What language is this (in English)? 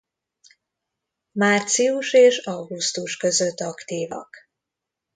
Hungarian